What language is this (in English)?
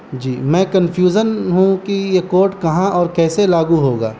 Urdu